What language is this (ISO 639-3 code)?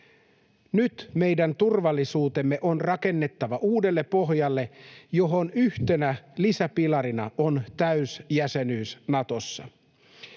fin